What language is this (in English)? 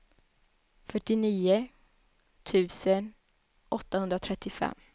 Swedish